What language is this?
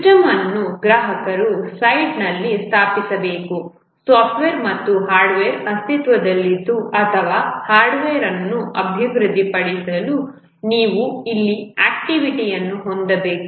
Kannada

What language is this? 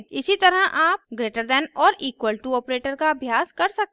Hindi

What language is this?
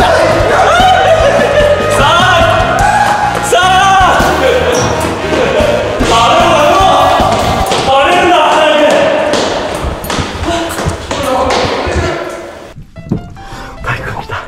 Japanese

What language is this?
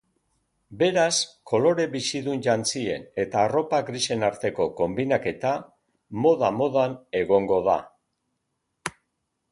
Basque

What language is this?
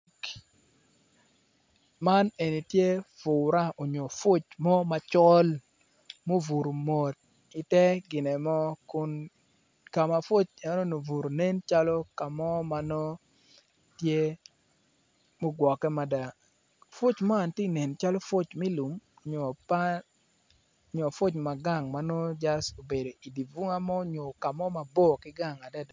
Acoli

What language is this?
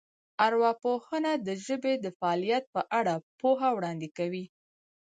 Pashto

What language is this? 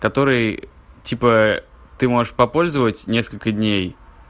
Russian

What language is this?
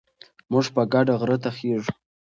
Pashto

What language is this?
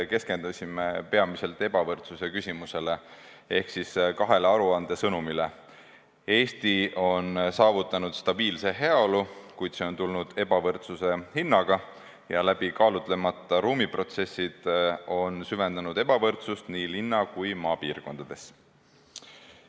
Estonian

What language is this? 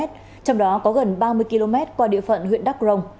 Vietnamese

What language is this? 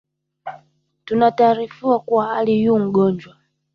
Swahili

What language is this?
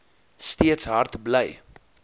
Afrikaans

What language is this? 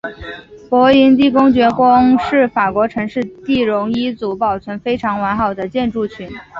Chinese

